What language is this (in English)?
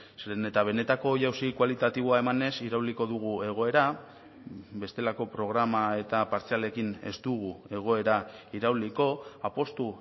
Basque